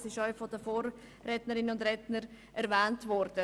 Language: Swiss German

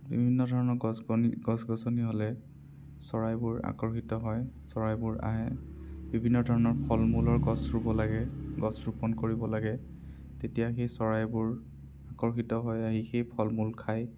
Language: Assamese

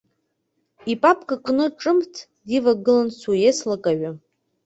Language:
Abkhazian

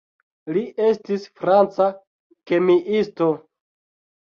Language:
Esperanto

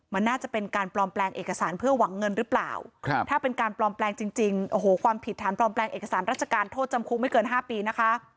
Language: Thai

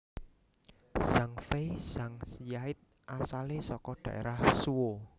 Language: Javanese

